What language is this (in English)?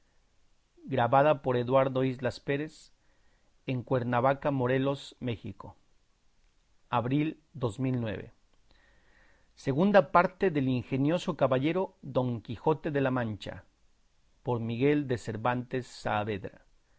Spanish